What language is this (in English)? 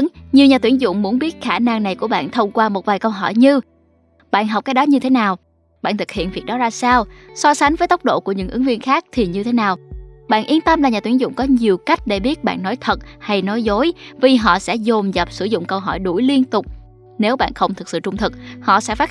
Vietnamese